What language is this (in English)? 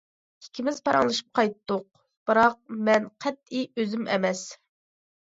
Uyghur